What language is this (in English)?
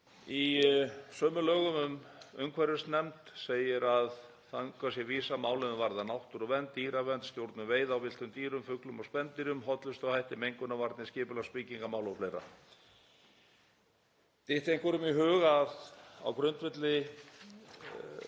Icelandic